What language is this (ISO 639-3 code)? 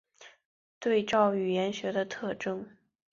zho